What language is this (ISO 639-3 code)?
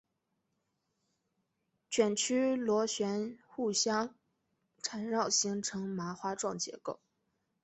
zho